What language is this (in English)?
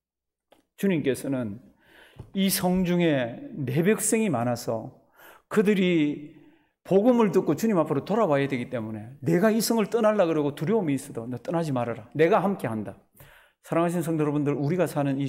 Korean